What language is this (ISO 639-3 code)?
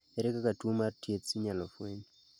luo